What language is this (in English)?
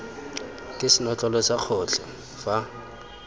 Tswana